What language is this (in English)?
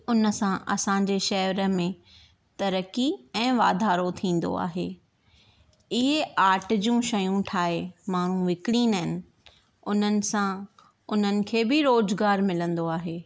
Sindhi